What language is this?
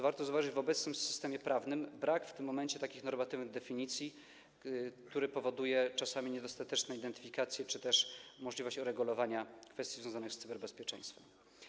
Polish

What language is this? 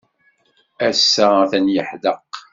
Kabyle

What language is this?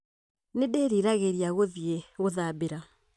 Kikuyu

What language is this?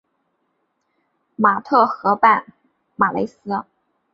Chinese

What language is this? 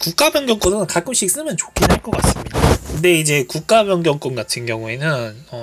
Korean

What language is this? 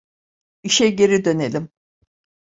Turkish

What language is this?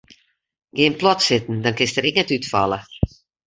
Western Frisian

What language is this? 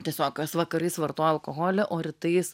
Lithuanian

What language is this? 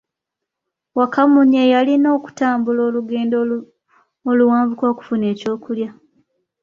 Ganda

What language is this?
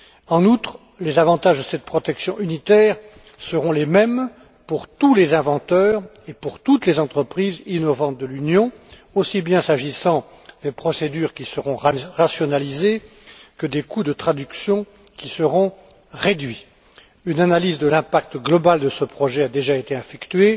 French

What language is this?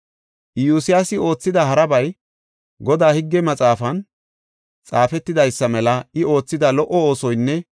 Gofa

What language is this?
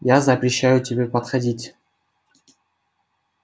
Russian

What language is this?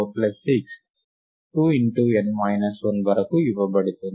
Telugu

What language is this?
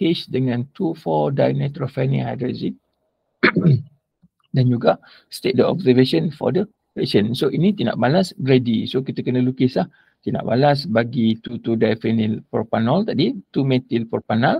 Malay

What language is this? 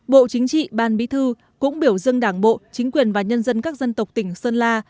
Vietnamese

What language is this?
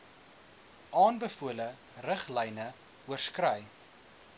Afrikaans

